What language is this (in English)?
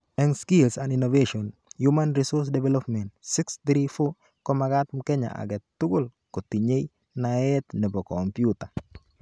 Kalenjin